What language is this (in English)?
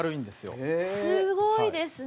Japanese